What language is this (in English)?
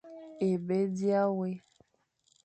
Fang